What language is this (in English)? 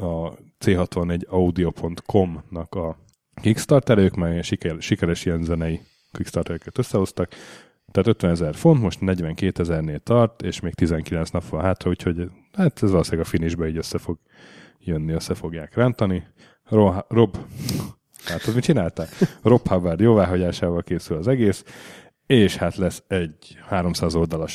Hungarian